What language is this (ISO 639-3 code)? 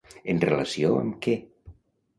cat